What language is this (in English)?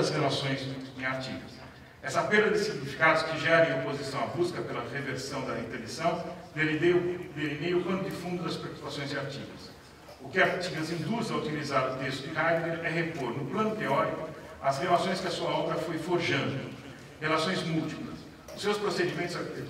Portuguese